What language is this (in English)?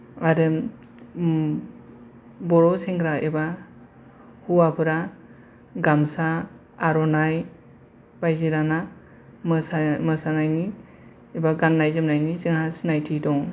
Bodo